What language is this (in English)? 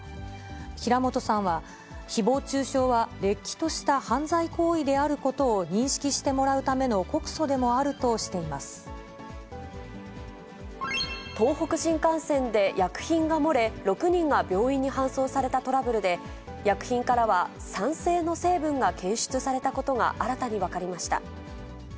Japanese